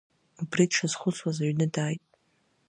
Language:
Abkhazian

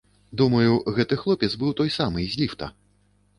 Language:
Belarusian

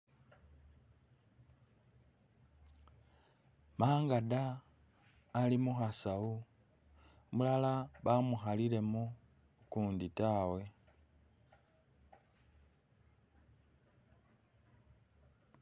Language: Masaaba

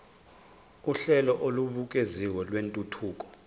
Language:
Zulu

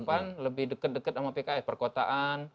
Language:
Indonesian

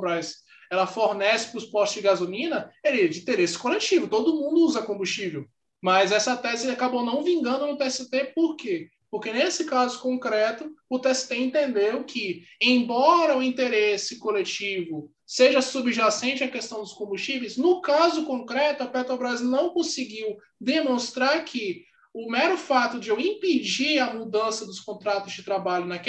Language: Portuguese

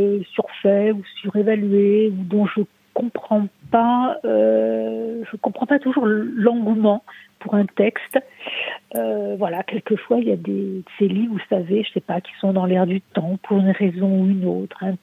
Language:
French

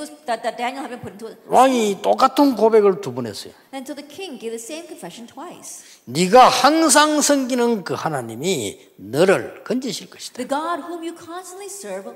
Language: Korean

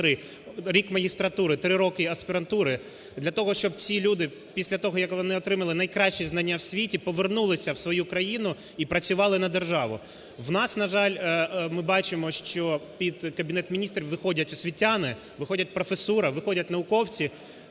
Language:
Ukrainian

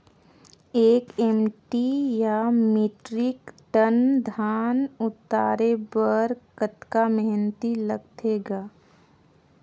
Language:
Chhattisgarhi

